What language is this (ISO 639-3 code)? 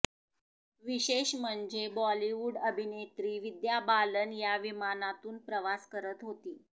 mar